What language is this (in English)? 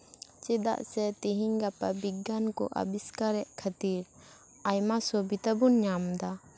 Santali